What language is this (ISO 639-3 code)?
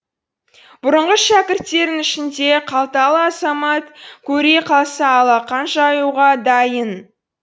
kaz